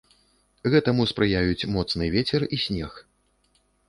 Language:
Belarusian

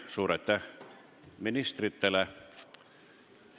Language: Estonian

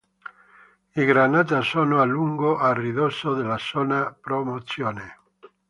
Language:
Italian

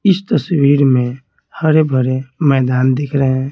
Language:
Hindi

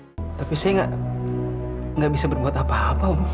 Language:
Indonesian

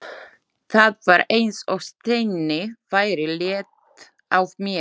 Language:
Icelandic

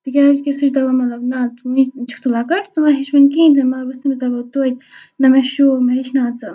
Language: Kashmiri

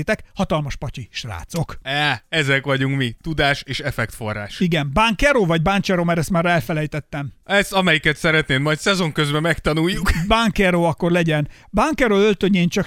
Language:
Hungarian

